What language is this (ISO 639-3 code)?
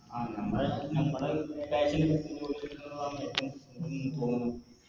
mal